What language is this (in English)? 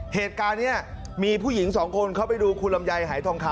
Thai